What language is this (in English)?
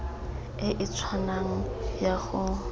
Tswana